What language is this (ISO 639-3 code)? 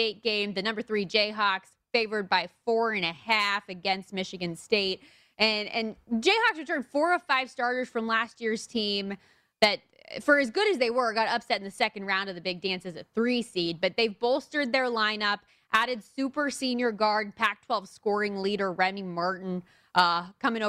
eng